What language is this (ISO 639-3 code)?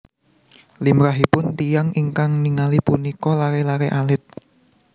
jav